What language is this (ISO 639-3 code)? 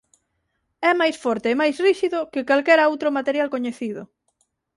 glg